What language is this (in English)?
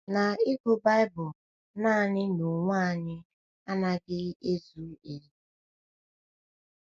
Igbo